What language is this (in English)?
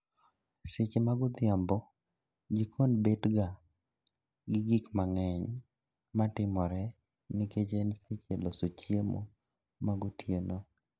Luo (Kenya and Tanzania)